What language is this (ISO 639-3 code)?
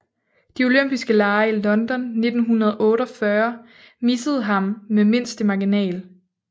dan